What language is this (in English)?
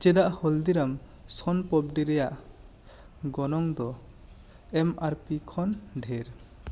Santali